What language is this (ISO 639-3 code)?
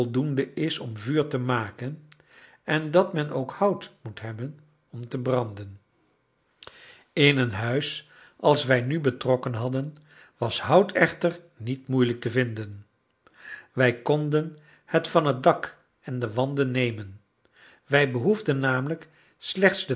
nld